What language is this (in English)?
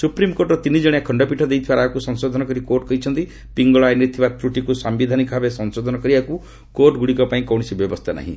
Odia